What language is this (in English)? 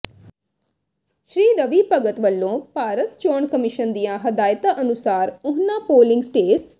Punjabi